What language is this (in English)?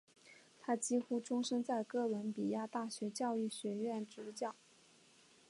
Chinese